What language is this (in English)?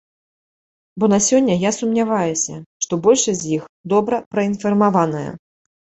Belarusian